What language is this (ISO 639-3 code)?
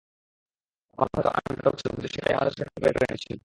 ben